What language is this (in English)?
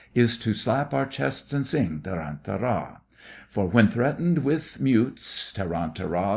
English